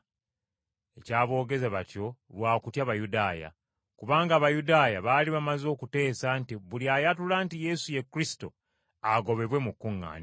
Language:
Ganda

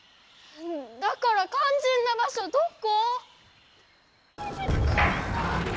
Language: Japanese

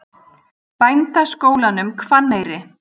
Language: Icelandic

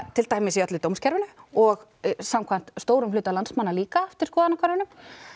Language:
Icelandic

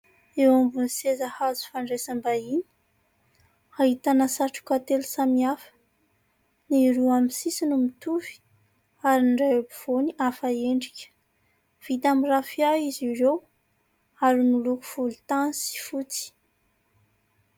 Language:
Malagasy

